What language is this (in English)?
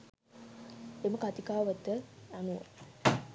Sinhala